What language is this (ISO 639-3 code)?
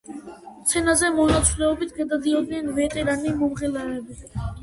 kat